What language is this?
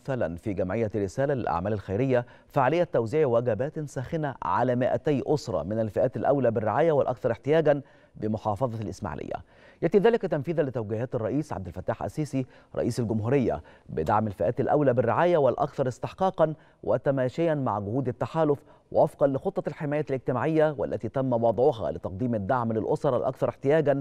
Arabic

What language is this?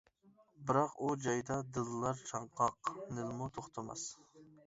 Uyghur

